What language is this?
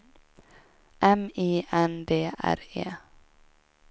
Swedish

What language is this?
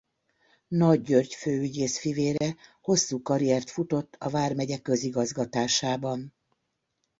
Hungarian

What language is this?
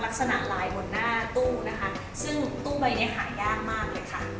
Thai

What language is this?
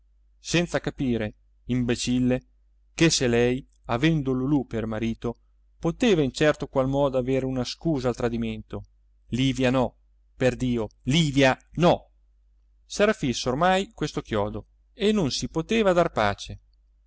Italian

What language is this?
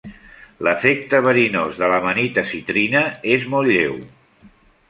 Catalan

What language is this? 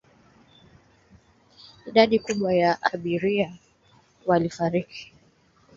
Swahili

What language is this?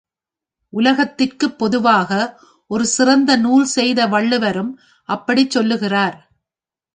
Tamil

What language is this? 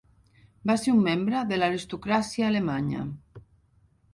Catalan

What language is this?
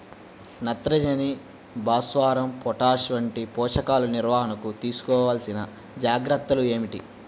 Telugu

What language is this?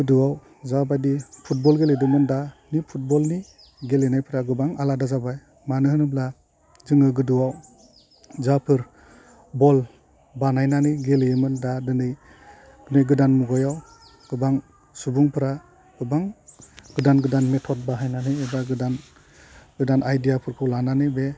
Bodo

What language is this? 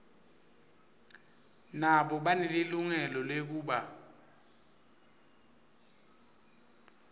Swati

